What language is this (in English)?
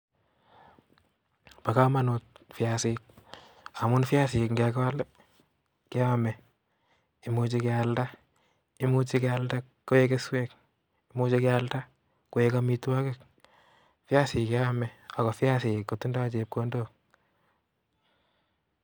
Kalenjin